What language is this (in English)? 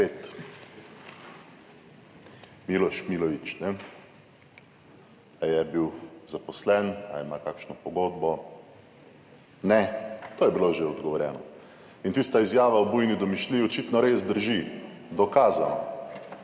Slovenian